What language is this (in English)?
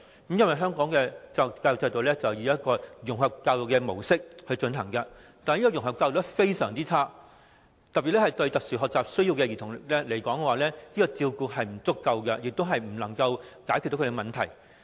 Cantonese